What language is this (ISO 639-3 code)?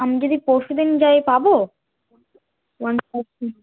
ben